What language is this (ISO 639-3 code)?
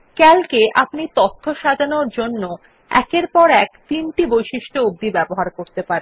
ben